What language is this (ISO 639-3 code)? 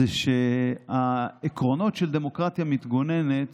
heb